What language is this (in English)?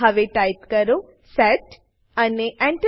Gujarati